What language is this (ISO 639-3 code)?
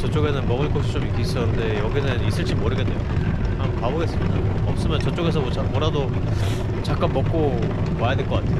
kor